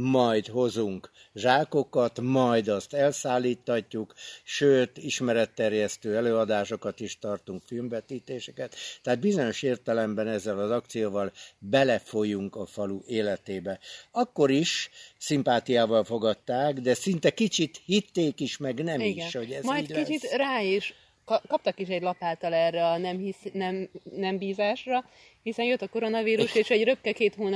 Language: Hungarian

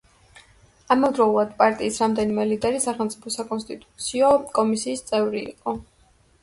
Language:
Georgian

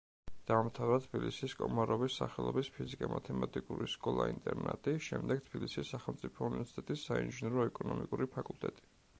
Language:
Georgian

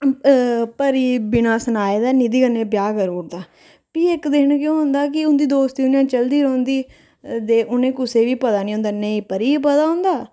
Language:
Dogri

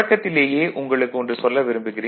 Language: Tamil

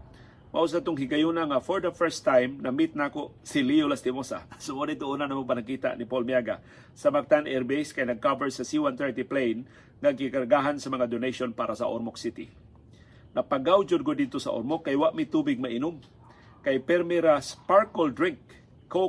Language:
Filipino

